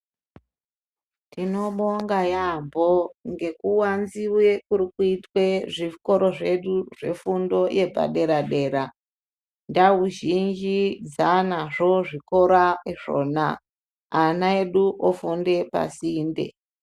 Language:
Ndau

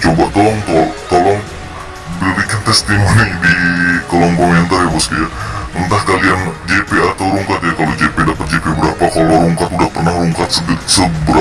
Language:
Indonesian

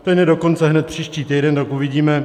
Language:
Czech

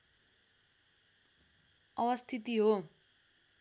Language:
Nepali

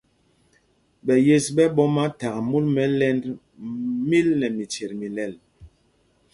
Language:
Mpumpong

